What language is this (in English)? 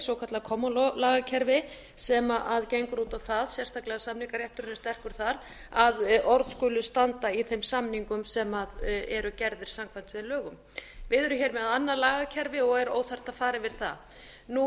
Icelandic